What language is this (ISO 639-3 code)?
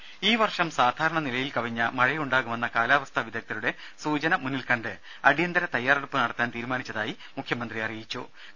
mal